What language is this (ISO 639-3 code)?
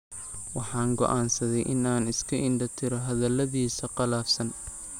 som